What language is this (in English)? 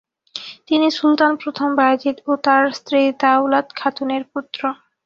Bangla